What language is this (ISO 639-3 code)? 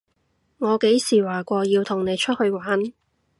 yue